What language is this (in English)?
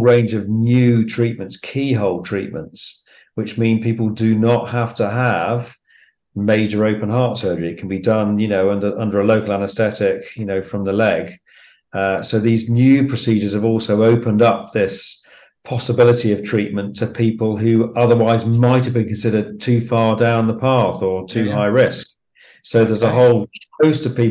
English